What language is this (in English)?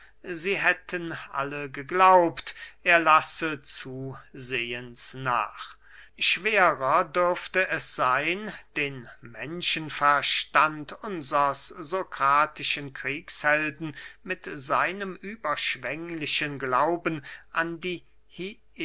German